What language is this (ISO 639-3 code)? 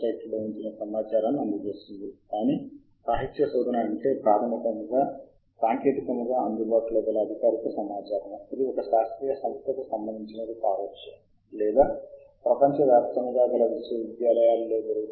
tel